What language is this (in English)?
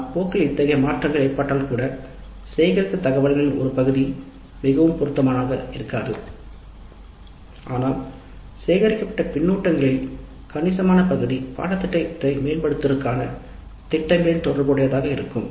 Tamil